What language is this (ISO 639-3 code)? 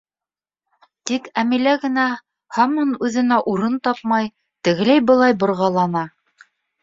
bak